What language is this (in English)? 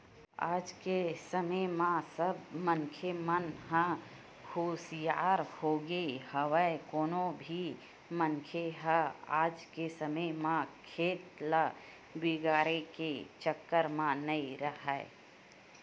Chhattisgarhi